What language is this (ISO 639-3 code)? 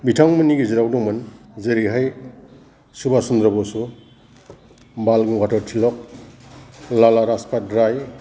brx